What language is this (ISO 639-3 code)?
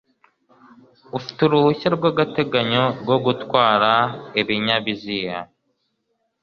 kin